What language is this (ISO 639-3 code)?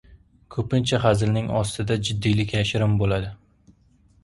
uzb